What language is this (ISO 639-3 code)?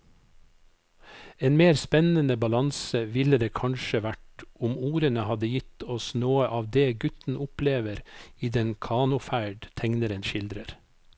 nor